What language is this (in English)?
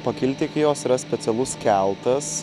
Lithuanian